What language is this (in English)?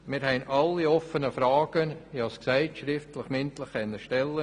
Swiss German